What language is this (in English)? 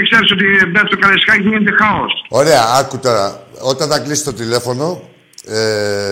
Greek